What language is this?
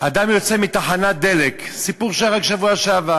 Hebrew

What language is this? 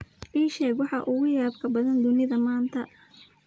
Somali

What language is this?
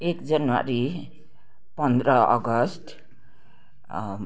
Nepali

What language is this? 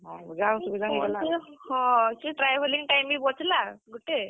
Odia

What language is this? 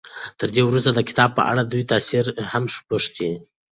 Pashto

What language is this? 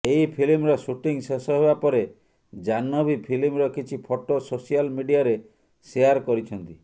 Odia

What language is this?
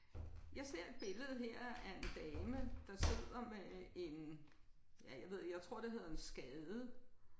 Danish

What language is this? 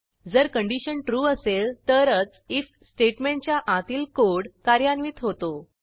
Marathi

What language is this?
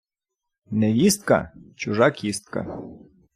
Ukrainian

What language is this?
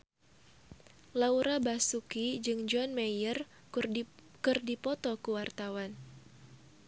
Sundanese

